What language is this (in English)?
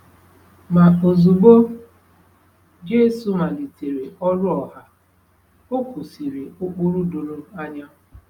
Igbo